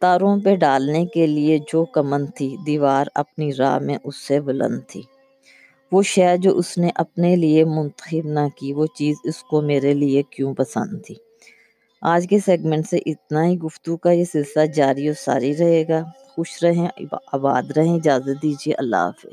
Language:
Urdu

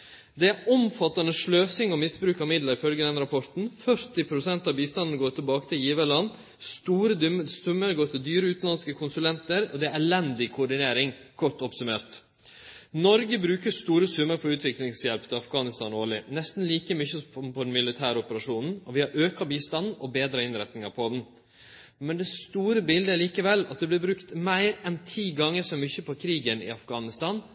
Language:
Norwegian Nynorsk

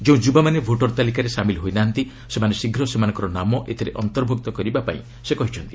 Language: Odia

